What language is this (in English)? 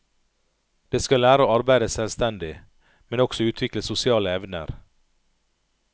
Norwegian